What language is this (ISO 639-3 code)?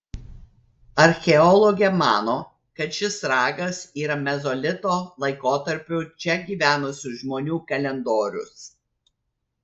lit